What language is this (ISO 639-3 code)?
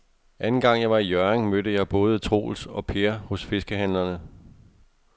dan